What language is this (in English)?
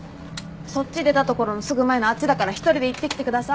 Japanese